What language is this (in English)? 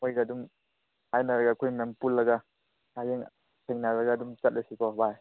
Manipuri